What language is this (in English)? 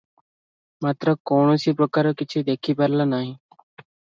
Odia